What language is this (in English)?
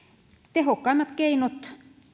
Finnish